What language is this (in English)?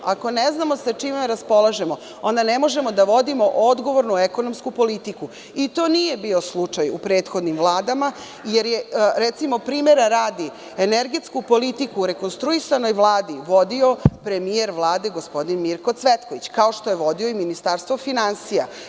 Serbian